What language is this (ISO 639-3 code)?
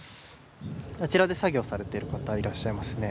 jpn